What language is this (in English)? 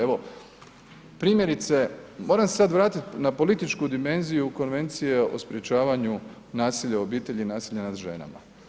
Croatian